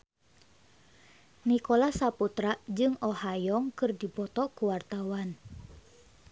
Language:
Sundanese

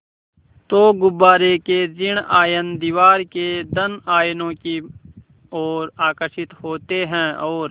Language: Hindi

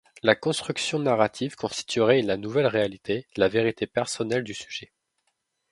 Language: French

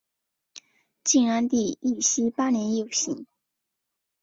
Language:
Chinese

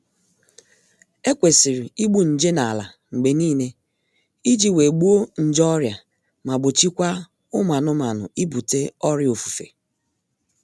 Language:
Igbo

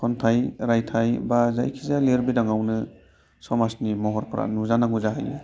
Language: Bodo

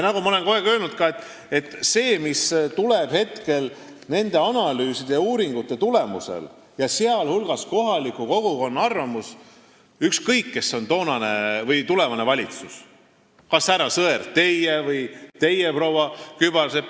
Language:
Estonian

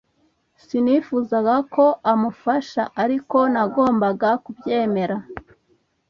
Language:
Kinyarwanda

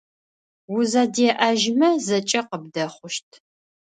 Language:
Adyghe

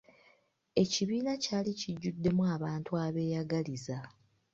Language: Ganda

